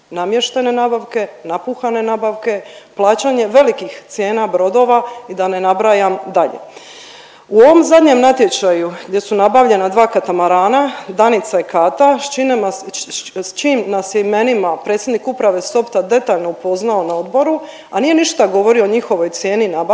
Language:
Croatian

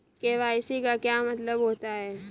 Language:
Hindi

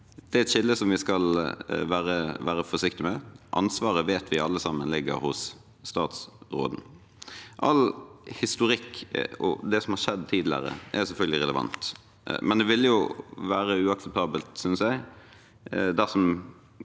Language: Norwegian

